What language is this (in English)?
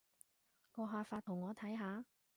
Cantonese